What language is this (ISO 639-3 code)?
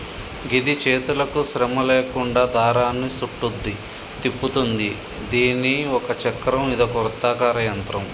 tel